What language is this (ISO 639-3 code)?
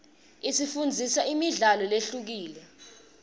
ssw